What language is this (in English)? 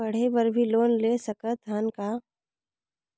Chhattisgarhi